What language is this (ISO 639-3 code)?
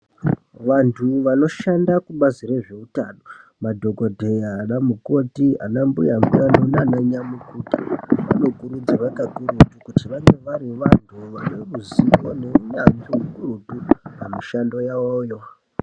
ndc